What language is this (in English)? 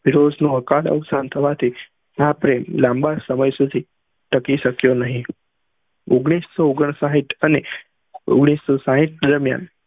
Gujarati